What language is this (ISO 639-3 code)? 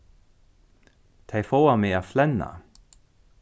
fao